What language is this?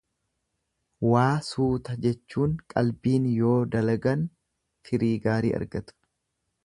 Oromo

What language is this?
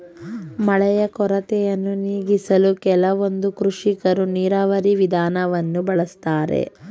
Kannada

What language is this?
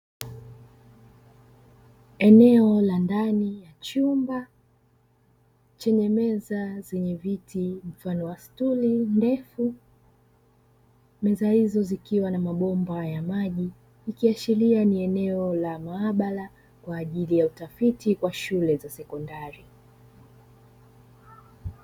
Swahili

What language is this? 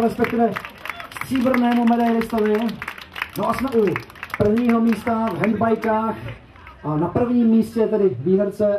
Czech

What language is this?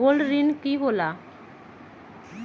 Magahi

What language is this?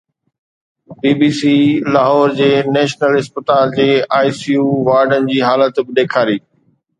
Sindhi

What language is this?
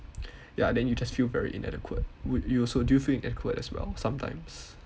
English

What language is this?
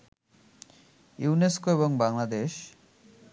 Bangla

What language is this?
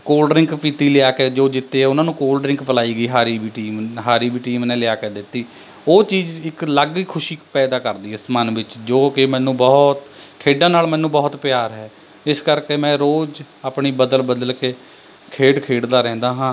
Punjabi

